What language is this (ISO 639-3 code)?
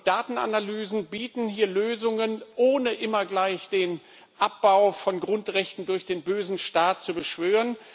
deu